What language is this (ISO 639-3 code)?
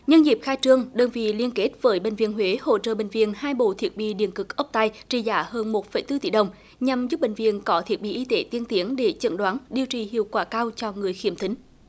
vie